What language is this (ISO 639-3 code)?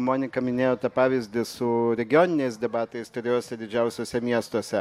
lit